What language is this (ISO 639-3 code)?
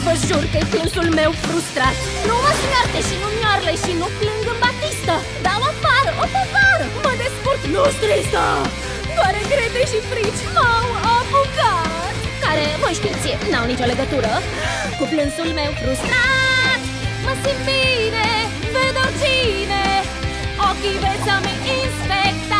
tha